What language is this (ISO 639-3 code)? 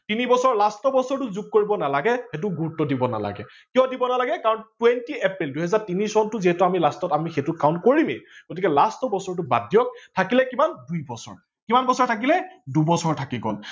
asm